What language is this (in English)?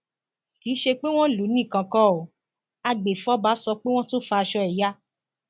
Yoruba